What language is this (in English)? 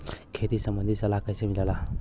Bhojpuri